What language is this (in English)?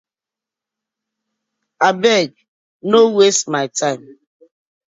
Nigerian Pidgin